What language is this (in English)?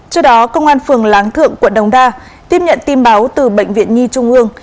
Vietnamese